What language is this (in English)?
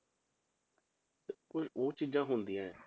Punjabi